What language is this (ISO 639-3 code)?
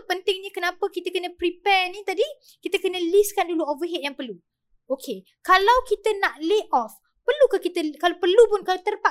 msa